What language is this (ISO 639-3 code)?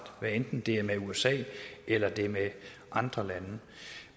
dan